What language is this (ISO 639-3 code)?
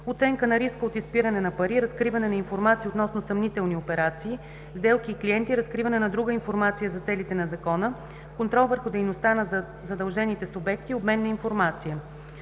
bul